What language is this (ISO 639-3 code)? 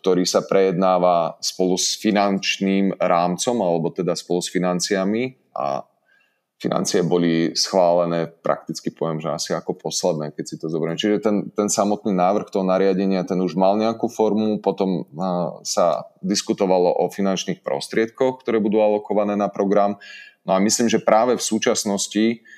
slk